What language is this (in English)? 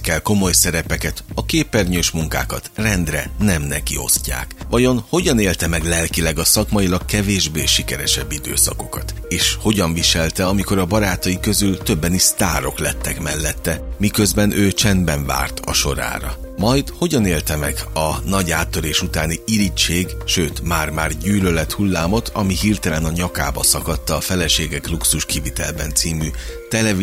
Hungarian